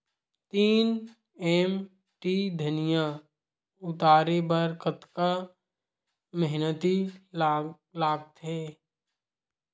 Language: Chhattisgarhi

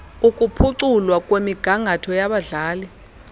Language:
Xhosa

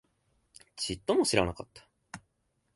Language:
Japanese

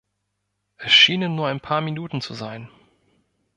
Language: German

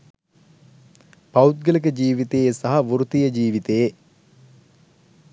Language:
Sinhala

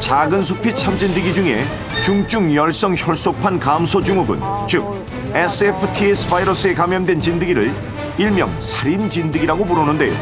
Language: Korean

